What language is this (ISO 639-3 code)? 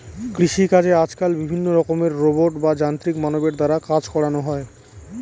ben